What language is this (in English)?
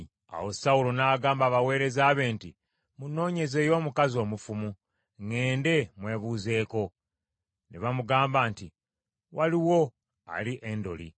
Ganda